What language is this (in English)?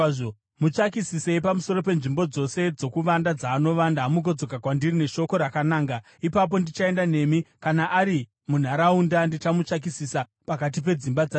Shona